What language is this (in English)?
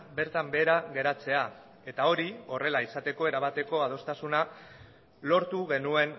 Basque